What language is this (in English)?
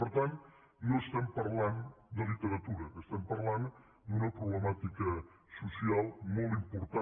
Catalan